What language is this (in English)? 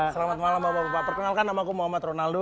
Indonesian